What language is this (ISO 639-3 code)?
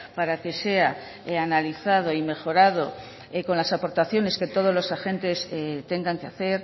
spa